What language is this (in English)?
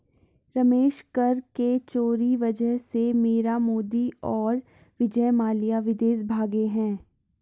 Hindi